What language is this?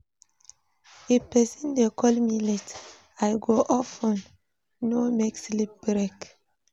Nigerian Pidgin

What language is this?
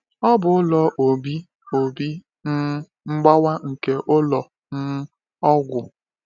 Igbo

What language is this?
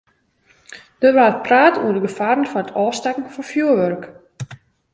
Western Frisian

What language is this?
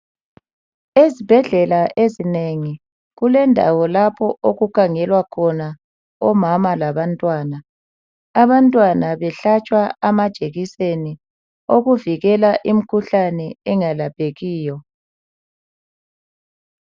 North Ndebele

